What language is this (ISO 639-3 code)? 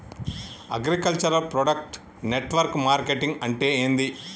tel